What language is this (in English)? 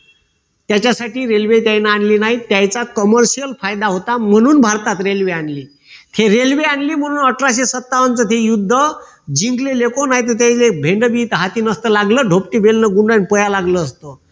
Marathi